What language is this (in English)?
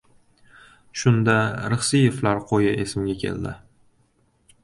Uzbek